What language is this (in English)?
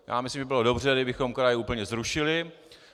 Czech